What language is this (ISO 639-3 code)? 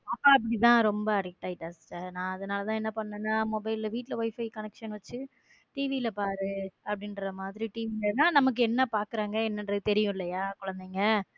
tam